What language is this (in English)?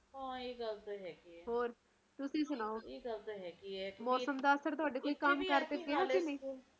Punjabi